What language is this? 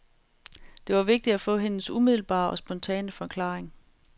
Danish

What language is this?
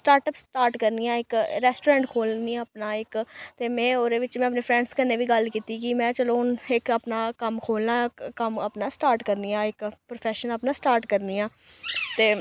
Dogri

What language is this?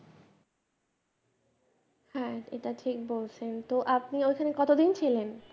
Bangla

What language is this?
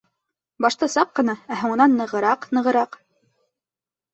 Bashkir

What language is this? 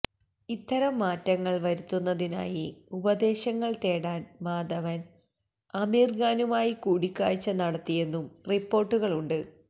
Malayalam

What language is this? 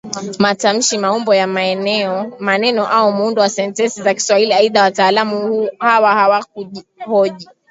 Swahili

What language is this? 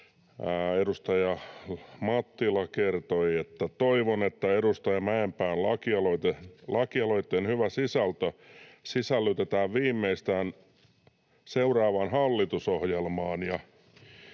Finnish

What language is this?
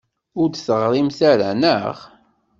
Kabyle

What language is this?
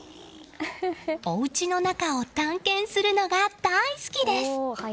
Japanese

